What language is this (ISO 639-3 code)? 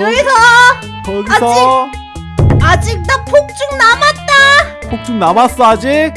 kor